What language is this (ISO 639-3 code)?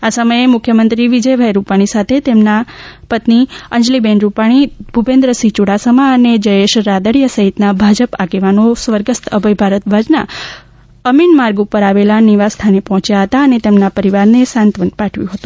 guj